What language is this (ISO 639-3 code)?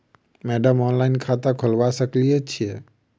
mai